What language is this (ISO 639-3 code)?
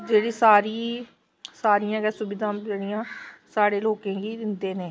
doi